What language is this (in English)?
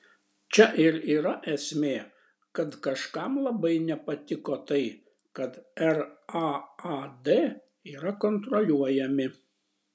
Lithuanian